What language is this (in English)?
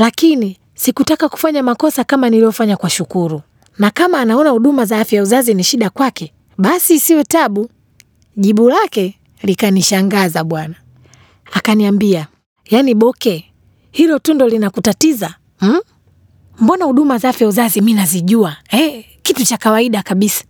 Swahili